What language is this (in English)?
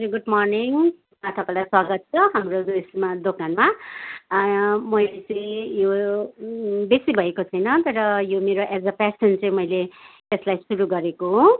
Nepali